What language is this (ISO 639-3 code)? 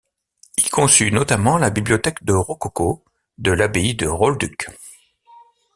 fra